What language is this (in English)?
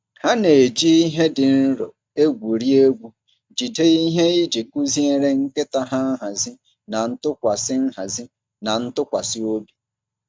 Igbo